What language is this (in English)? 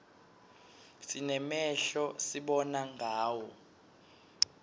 Swati